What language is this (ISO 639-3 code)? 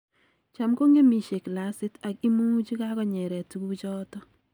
kln